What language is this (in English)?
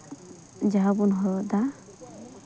Santali